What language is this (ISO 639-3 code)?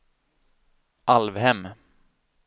swe